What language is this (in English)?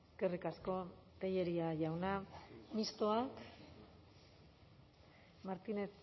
Basque